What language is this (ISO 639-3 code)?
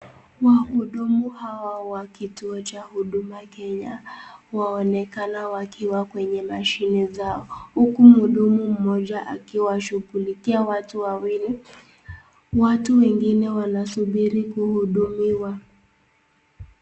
swa